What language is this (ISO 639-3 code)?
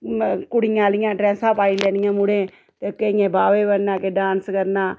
doi